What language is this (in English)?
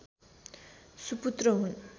Nepali